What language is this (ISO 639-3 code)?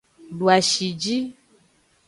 ajg